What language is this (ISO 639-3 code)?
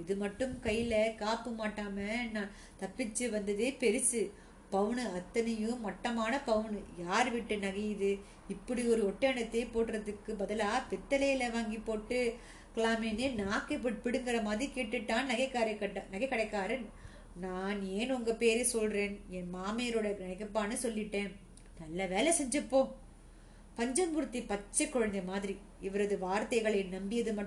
tam